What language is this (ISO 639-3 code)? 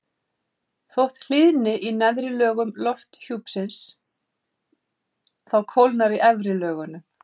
isl